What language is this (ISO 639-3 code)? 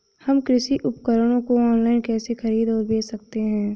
hin